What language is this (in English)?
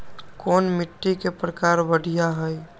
Magahi